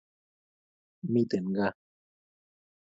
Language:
Kalenjin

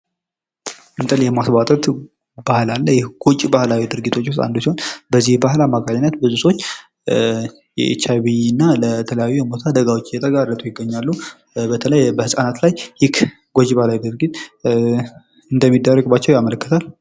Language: Amharic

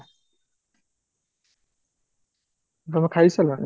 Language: Odia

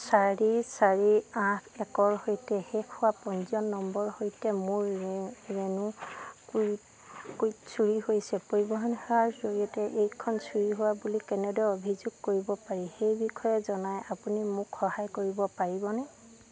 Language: Assamese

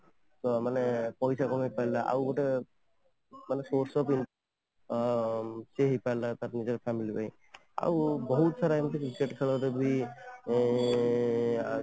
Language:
Odia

